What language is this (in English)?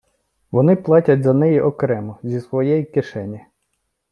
Ukrainian